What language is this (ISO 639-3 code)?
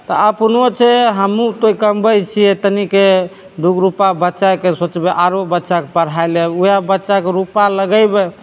mai